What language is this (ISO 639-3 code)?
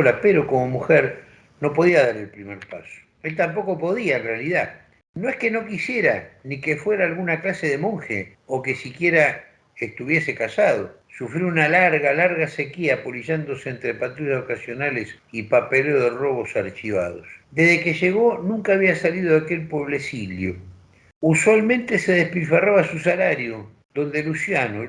spa